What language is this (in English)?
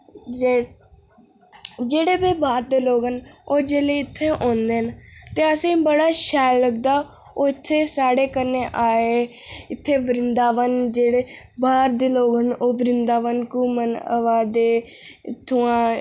Dogri